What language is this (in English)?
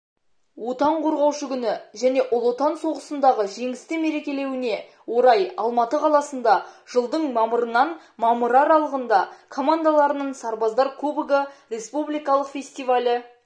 Kazakh